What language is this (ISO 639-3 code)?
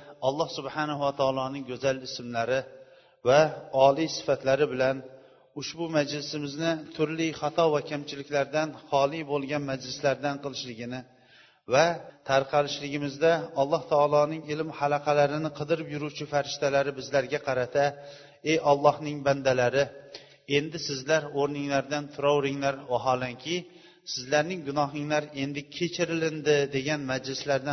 bul